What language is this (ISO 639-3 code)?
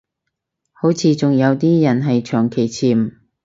yue